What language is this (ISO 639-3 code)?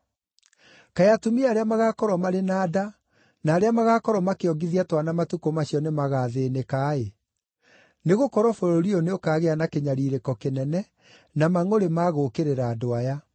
kik